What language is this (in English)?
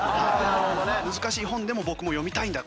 Japanese